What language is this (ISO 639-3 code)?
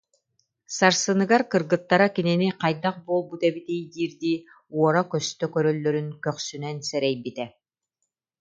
sah